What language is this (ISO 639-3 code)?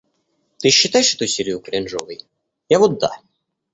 rus